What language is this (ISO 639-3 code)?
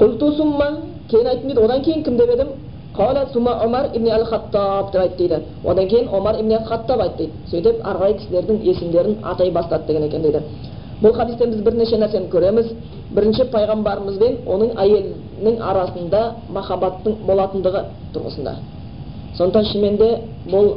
bul